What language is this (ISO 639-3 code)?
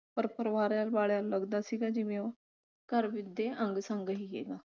pan